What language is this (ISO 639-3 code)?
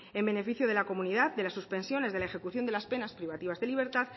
spa